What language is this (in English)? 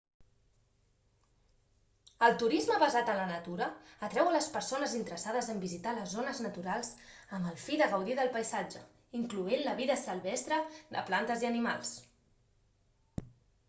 Catalan